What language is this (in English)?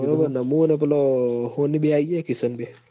Gujarati